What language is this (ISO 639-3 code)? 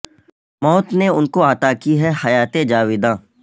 urd